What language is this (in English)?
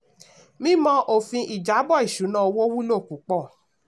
Yoruba